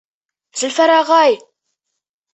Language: Bashkir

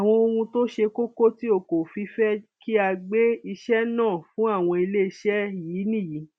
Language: Yoruba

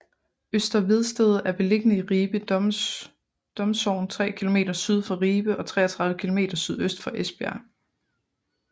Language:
Danish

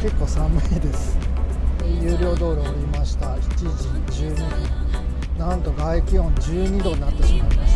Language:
Japanese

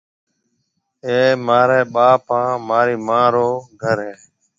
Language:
Marwari (Pakistan)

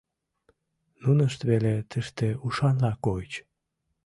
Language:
Mari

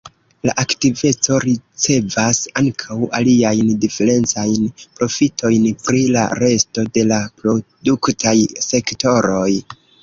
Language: Esperanto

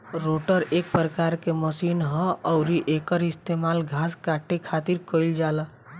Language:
Bhojpuri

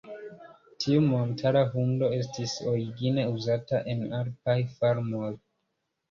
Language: Esperanto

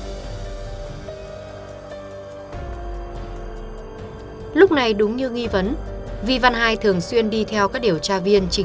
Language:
Vietnamese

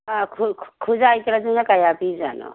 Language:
Manipuri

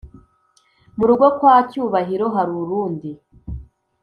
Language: Kinyarwanda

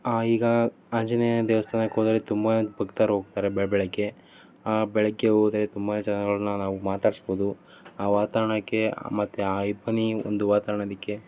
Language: Kannada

